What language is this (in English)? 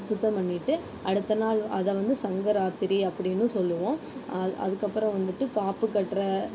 Tamil